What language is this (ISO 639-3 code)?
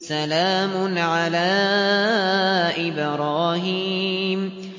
ara